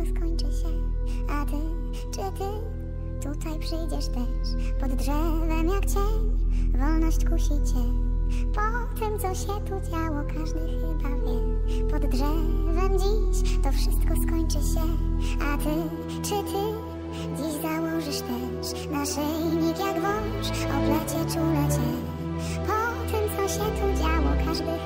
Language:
German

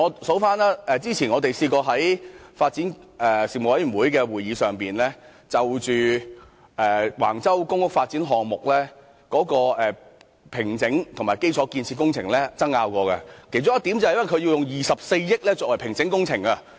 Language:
Cantonese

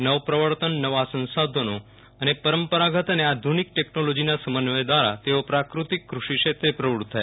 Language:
Gujarati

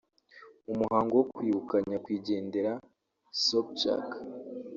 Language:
Kinyarwanda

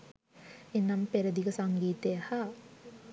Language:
Sinhala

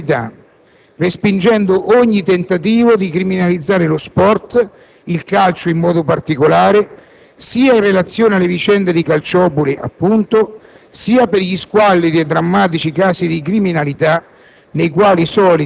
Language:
Italian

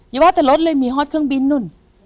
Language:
Thai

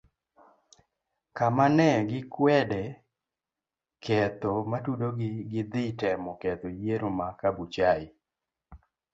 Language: Luo (Kenya and Tanzania)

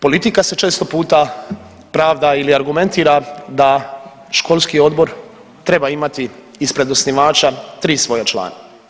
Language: Croatian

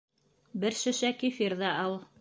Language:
Bashkir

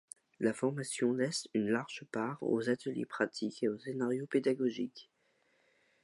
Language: French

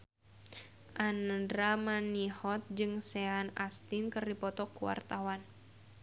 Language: Sundanese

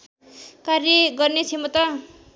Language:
Nepali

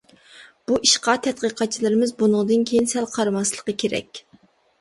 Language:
Uyghur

